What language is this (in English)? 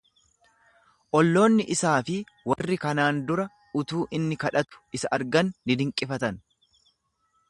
Oromo